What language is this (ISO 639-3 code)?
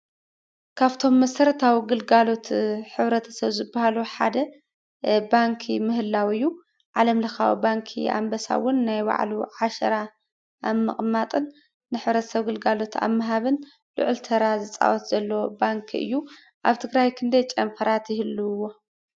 tir